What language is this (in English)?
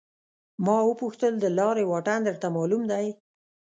Pashto